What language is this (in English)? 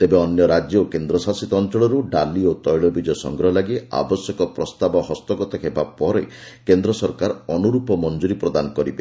Odia